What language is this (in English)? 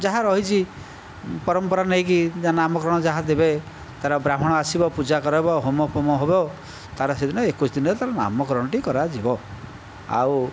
Odia